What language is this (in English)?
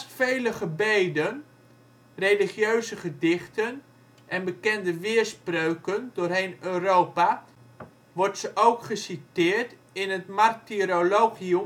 Dutch